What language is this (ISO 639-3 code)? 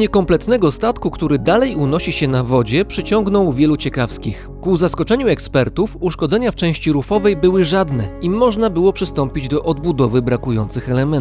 pol